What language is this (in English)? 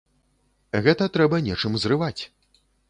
Belarusian